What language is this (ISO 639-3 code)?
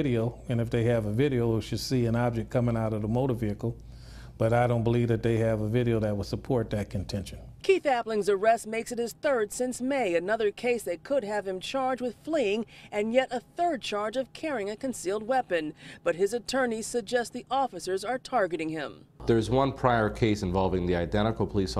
eng